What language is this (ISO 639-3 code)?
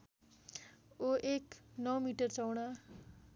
nep